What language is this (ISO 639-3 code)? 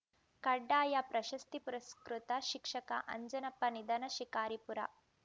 kan